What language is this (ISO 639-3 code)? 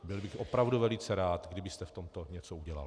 ces